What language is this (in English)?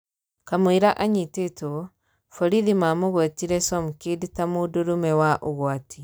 Kikuyu